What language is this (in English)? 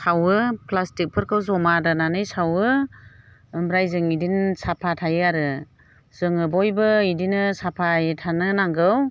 Bodo